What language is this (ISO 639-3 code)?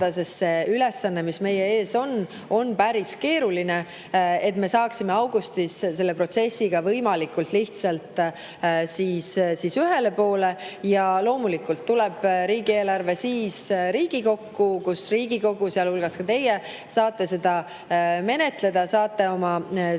est